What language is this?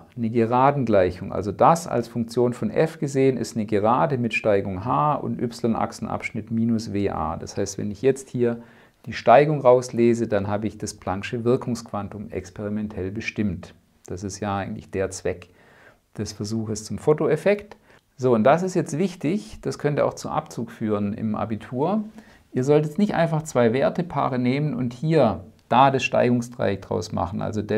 German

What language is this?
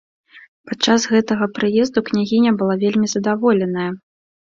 Belarusian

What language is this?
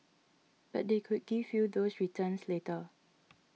English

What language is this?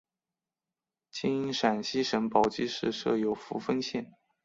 Chinese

